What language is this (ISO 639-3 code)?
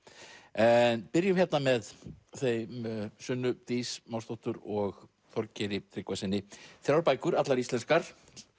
isl